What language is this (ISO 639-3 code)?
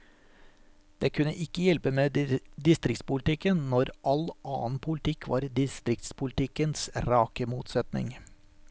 nor